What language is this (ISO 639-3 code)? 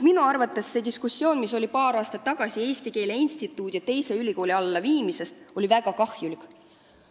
est